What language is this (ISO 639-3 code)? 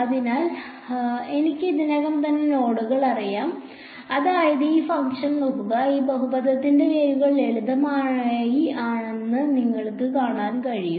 mal